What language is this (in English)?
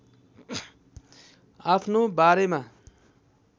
Nepali